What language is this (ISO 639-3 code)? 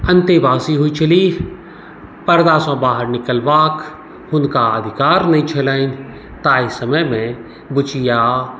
mai